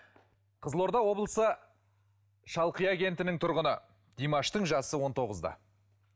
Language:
Kazakh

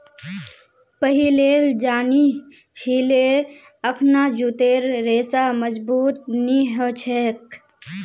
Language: Magahi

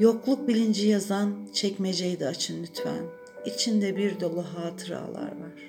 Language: Turkish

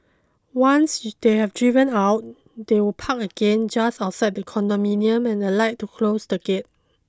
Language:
English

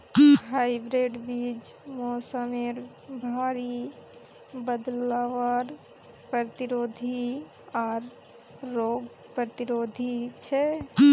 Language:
Magahi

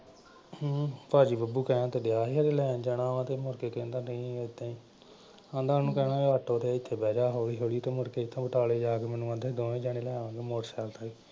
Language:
Punjabi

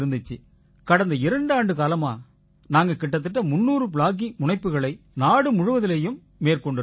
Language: Tamil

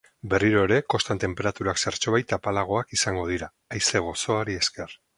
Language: Basque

